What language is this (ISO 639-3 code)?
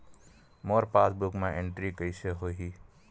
hne